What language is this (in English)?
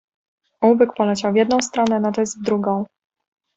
Polish